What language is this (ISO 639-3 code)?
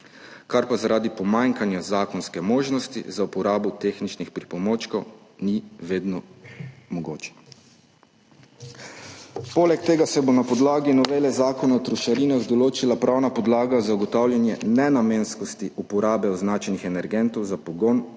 slv